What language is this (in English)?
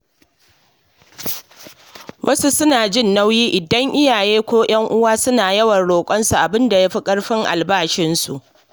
Hausa